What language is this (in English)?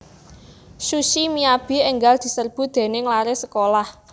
Javanese